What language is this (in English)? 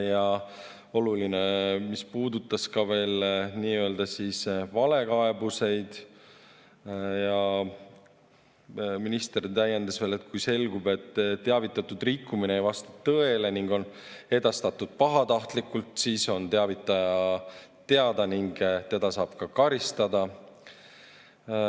Estonian